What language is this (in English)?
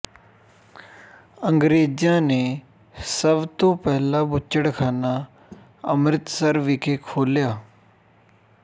Punjabi